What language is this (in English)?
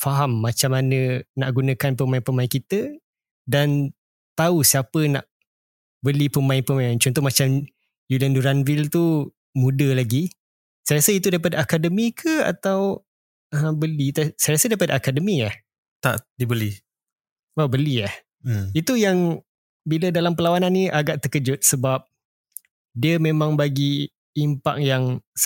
Malay